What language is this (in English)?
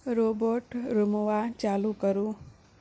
Maithili